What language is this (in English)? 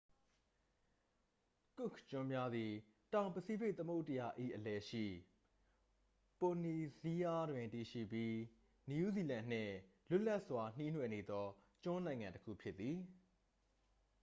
Burmese